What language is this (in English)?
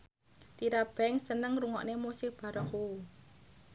Javanese